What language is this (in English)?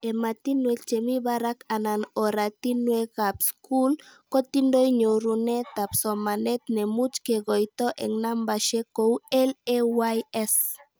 Kalenjin